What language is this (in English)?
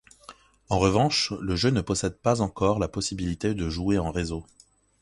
French